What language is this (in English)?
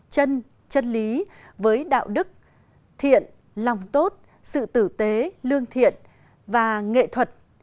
Vietnamese